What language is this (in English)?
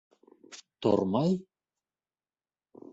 Bashkir